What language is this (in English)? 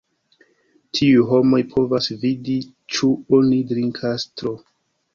Esperanto